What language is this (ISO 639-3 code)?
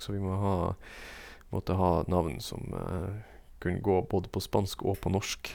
nor